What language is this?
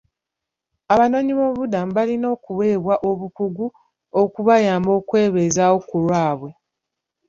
Ganda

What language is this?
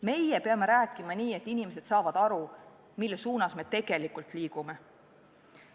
Estonian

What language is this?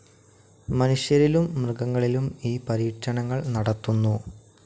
Malayalam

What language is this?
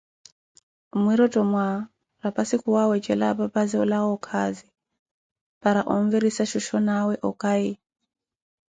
Koti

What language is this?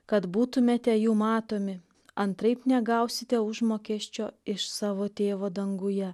Lithuanian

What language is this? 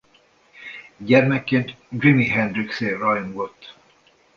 Hungarian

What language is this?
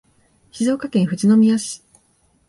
Japanese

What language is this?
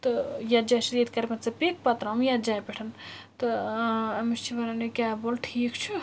Kashmiri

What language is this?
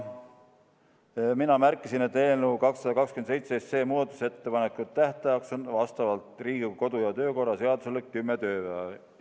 Estonian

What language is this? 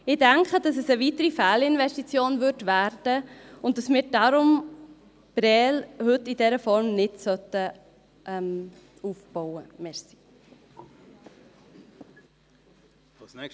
Swiss German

